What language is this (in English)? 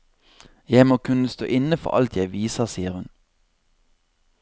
Norwegian